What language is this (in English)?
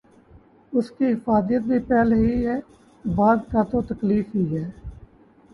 Urdu